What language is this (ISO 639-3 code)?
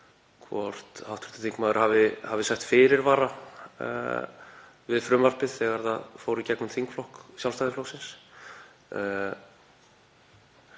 isl